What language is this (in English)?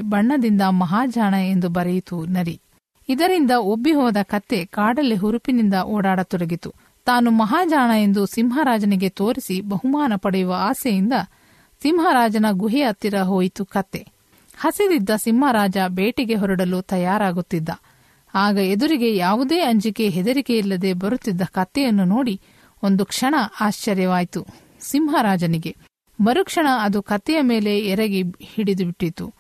Kannada